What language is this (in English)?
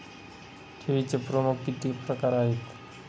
Marathi